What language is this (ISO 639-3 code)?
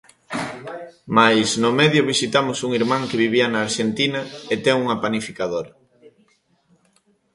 glg